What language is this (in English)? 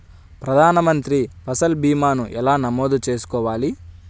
Telugu